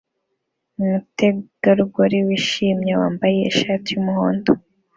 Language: Kinyarwanda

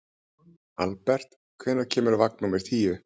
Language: Icelandic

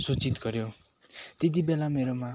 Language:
Nepali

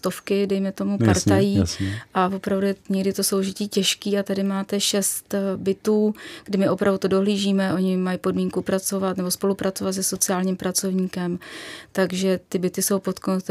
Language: Czech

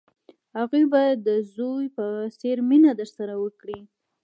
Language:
Pashto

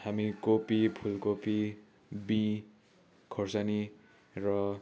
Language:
Nepali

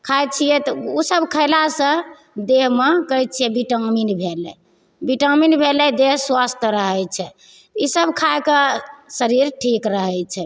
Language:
Maithili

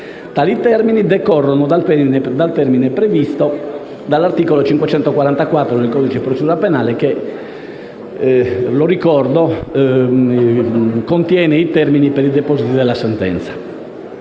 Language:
Italian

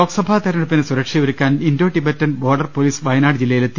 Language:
Malayalam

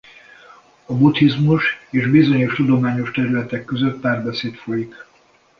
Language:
Hungarian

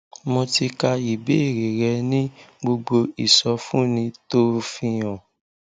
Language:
Yoruba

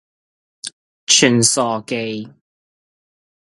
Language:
Cantonese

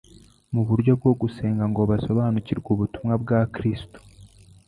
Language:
Kinyarwanda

